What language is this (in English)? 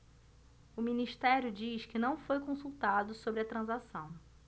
Portuguese